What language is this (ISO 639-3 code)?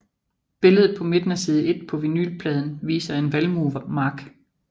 dan